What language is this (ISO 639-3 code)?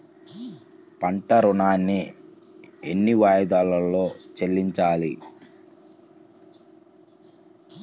tel